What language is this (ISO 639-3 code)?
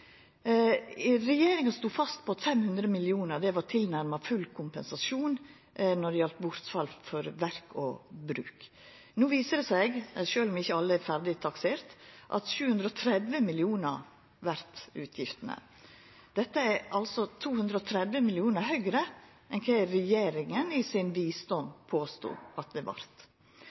nno